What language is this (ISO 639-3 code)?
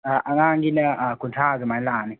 mni